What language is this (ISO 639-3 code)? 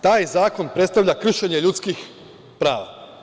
srp